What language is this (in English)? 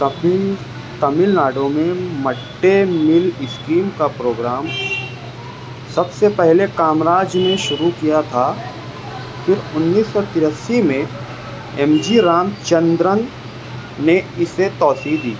Urdu